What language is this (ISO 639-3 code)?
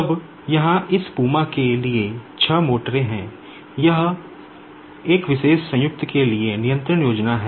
hin